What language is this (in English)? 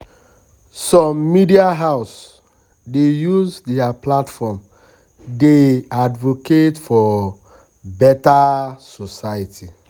Nigerian Pidgin